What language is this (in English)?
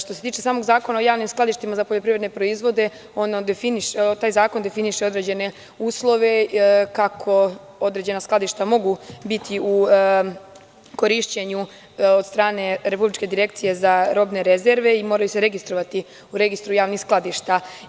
Serbian